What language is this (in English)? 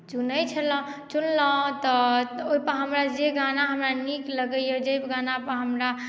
Maithili